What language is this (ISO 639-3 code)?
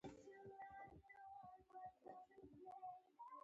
pus